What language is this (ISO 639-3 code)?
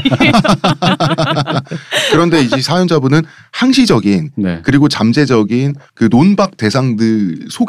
kor